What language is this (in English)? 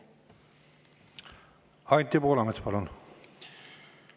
Estonian